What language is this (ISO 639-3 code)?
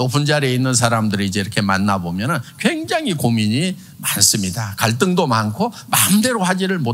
kor